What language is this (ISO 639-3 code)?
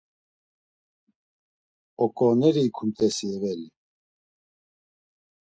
lzz